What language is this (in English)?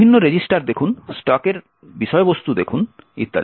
Bangla